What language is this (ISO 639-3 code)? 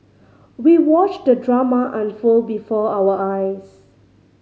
eng